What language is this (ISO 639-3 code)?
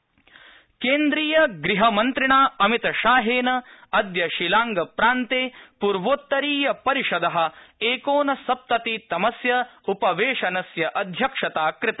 san